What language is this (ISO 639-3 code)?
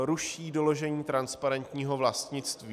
ces